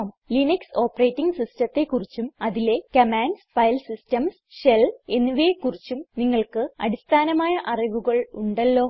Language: Malayalam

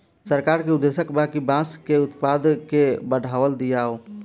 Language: Bhojpuri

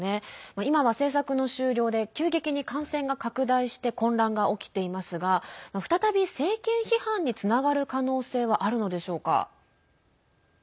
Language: Japanese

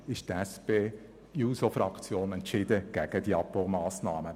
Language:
Swiss German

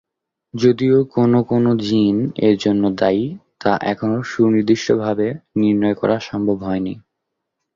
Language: Bangla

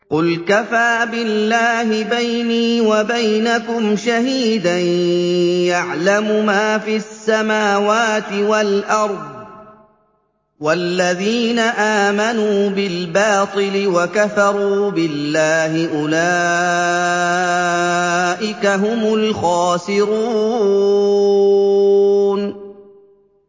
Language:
Arabic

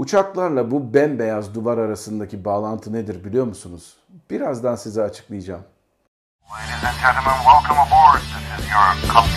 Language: Turkish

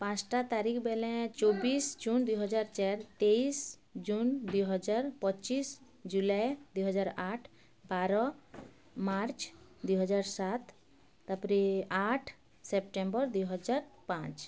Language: Odia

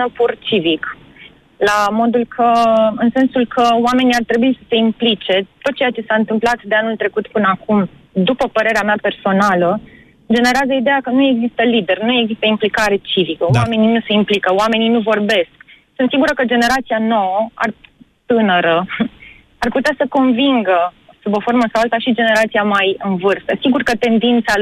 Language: Romanian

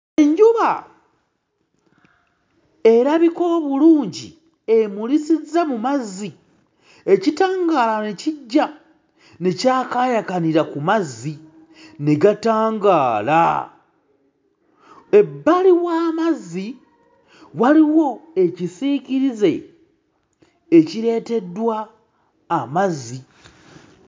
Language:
Ganda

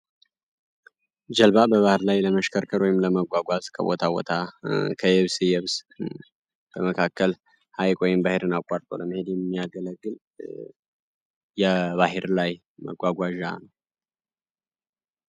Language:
Amharic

